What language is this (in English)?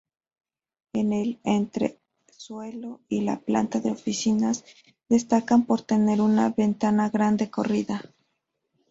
Spanish